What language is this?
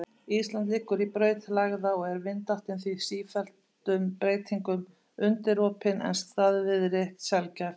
Icelandic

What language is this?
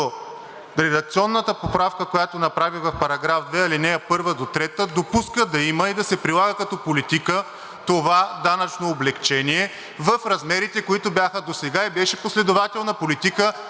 Bulgarian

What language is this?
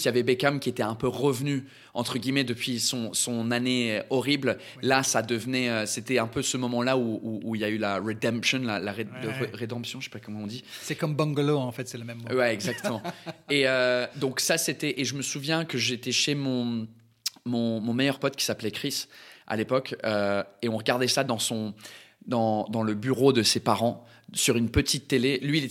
French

